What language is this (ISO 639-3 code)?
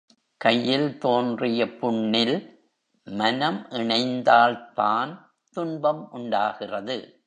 tam